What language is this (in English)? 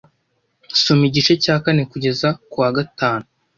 Kinyarwanda